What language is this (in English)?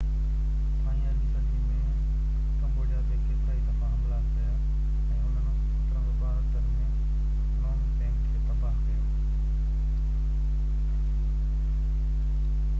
Sindhi